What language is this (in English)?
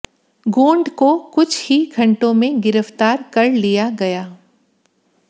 Hindi